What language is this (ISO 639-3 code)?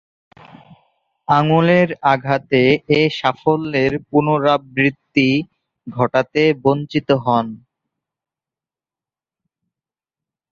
ben